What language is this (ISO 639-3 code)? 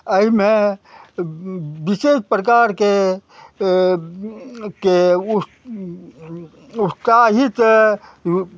mai